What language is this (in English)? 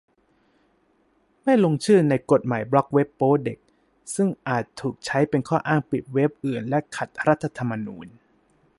Thai